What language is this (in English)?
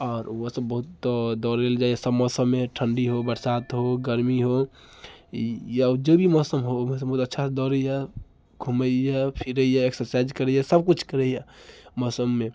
Maithili